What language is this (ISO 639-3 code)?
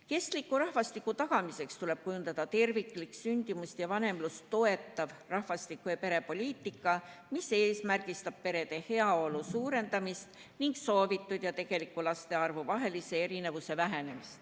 est